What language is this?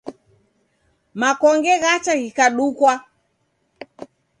Taita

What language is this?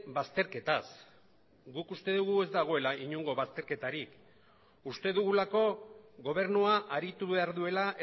Basque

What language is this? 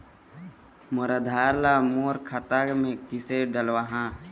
Chhattisgarhi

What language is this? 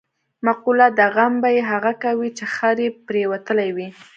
Pashto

